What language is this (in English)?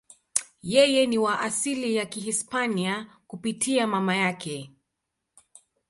Swahili